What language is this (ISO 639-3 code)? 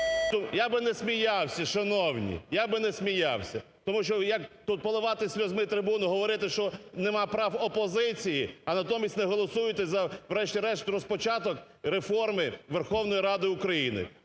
ukr